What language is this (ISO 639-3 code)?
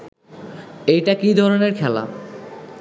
ben